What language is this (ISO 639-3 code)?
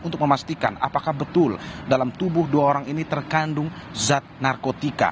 ind